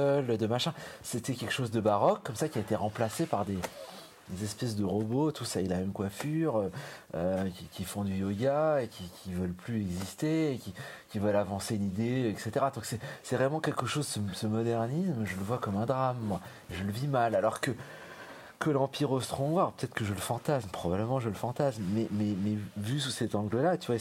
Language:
French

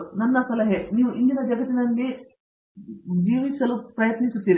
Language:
Kannada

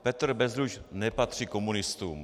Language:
Czech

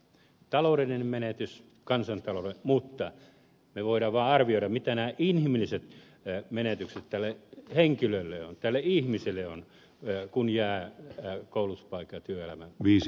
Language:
Finnish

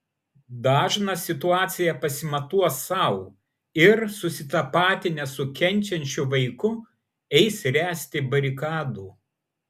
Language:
Lithuanian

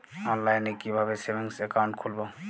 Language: Bangla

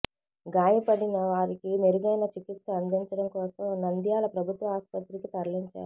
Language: Telugu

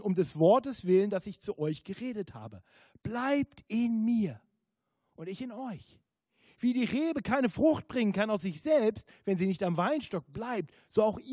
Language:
German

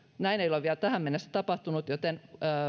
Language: Finnish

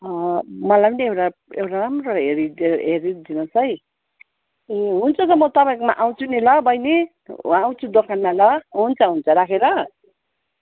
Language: Nepali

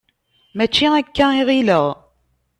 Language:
Kabyle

